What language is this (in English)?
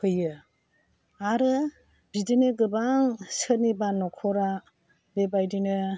Bodo